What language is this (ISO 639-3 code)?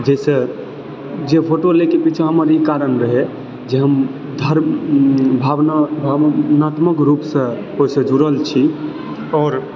mai